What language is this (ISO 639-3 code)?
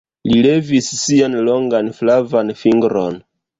epo